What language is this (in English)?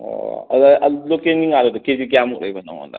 Manipuri